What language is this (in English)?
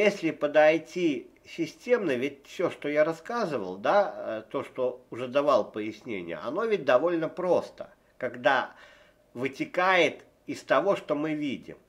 Russian